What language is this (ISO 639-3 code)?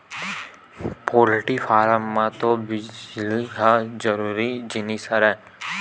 hne